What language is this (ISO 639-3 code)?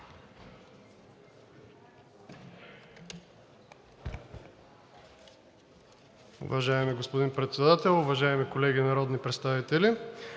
bul